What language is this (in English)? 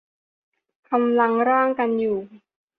Thai